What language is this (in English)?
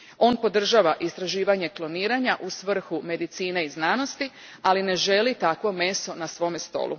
Croatian